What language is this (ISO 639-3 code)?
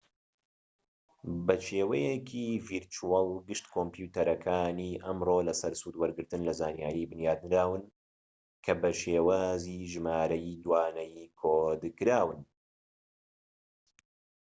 ckb